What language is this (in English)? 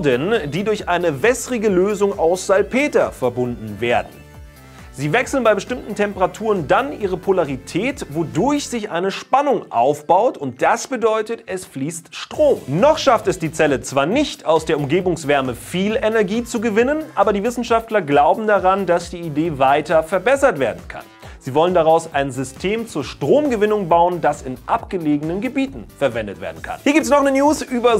German